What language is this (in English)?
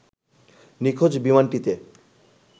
Bangla